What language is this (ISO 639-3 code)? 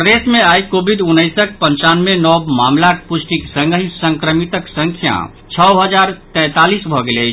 mai